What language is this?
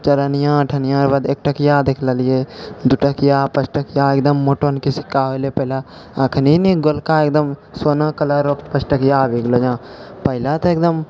Maithili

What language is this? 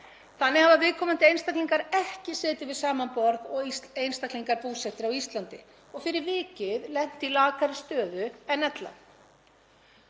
Icelandic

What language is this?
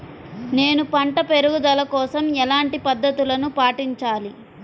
Telugu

